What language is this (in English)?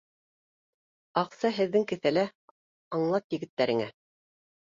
Bashkir